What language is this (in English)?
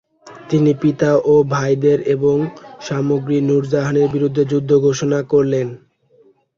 Bangla